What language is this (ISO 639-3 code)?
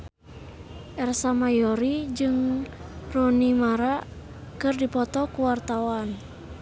sun